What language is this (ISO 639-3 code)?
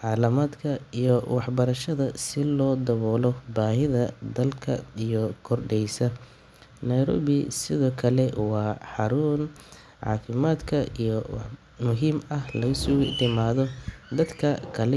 som